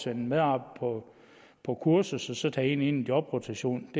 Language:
Danish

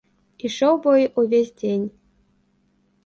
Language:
Belarusian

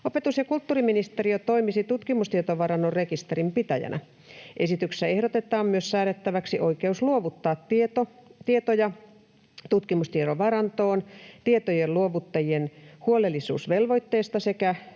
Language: Finnish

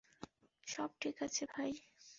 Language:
Bangla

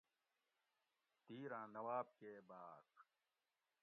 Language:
Gawri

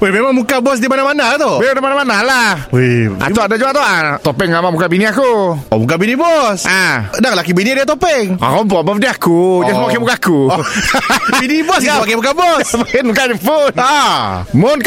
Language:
Malay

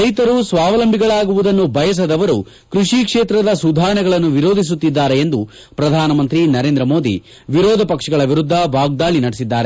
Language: Kannada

